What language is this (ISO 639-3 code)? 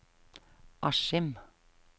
nor